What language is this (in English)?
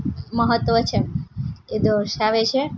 Gujarati